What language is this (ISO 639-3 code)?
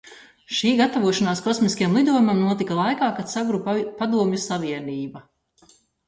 lav